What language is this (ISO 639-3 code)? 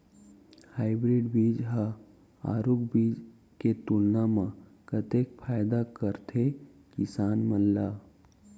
hne